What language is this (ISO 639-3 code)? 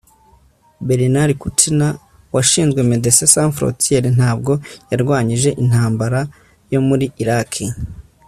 kin